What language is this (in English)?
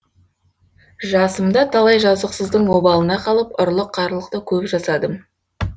Kazakh